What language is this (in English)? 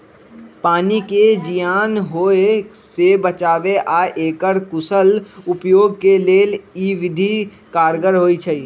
Magahi